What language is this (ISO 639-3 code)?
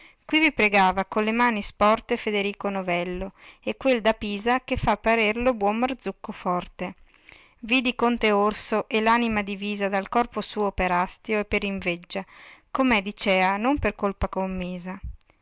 ita